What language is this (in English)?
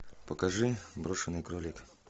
Russian